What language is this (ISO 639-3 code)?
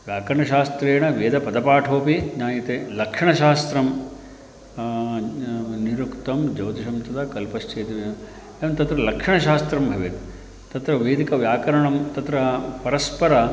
san